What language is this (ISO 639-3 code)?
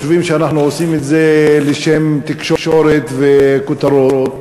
heb